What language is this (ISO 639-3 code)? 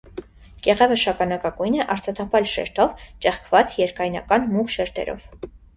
hye